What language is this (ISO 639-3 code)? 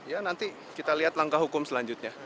ind